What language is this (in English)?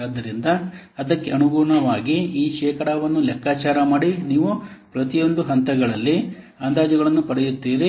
Kannada